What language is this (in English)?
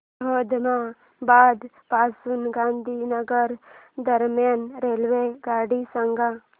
Marathi